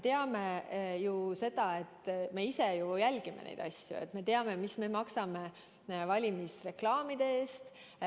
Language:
Estonian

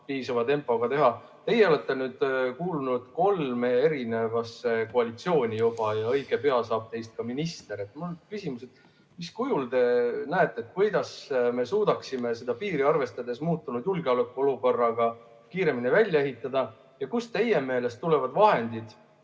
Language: Estonian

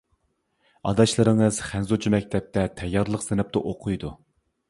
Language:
Uyghur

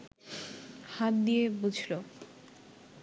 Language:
Bangla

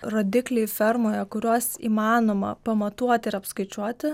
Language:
Lithuanian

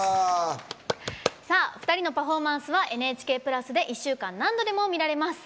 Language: Japanese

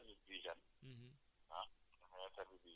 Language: Wolof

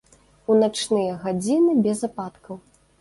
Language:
Belarusian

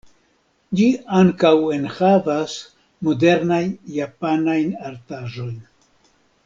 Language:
Esperanto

